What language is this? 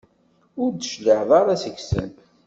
Kabyle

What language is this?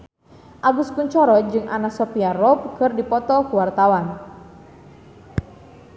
Sundanese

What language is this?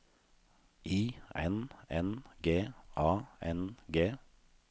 Norwegian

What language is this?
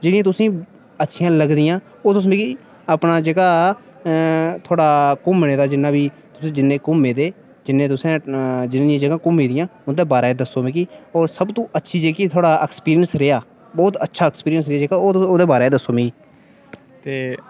Dogri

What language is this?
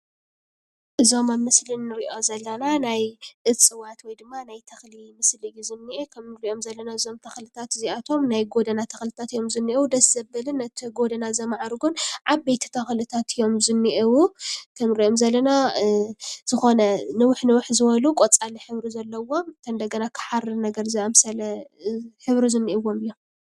Tigrinya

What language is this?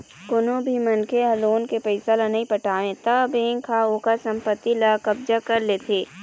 Chhattisgarhi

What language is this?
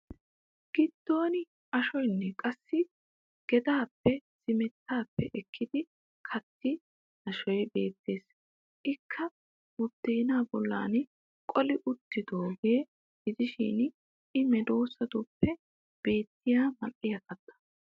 Wolaytta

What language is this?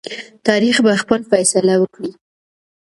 Pashto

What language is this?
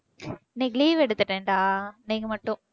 Tamil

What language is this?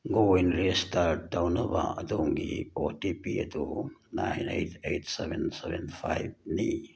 Manipuri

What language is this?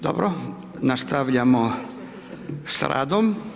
Croatian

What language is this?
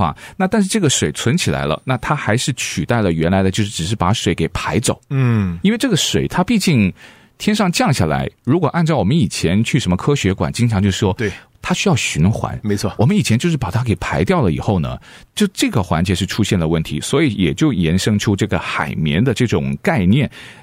Chinese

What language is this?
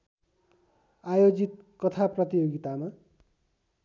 Nepali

